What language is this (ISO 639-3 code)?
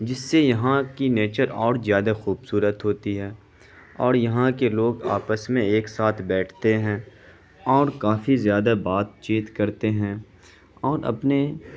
urd